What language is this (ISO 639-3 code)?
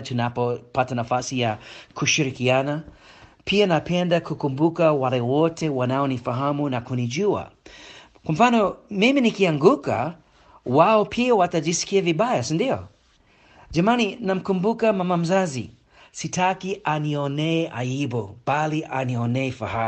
swa